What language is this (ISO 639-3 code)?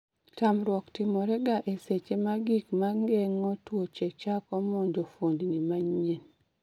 luo